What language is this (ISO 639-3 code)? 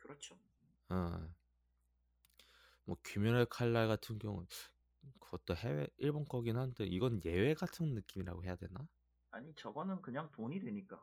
kor